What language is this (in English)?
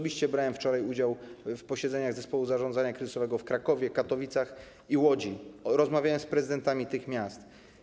Polish